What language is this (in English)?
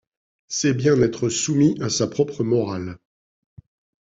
French